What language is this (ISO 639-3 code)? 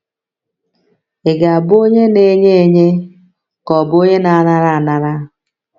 ibo